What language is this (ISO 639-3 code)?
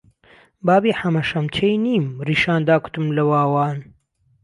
ckb